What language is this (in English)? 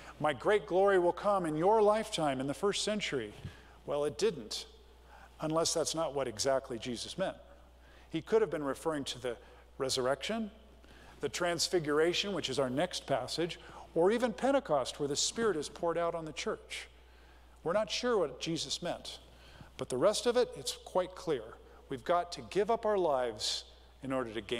English